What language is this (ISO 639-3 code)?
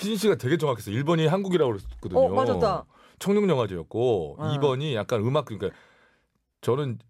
kor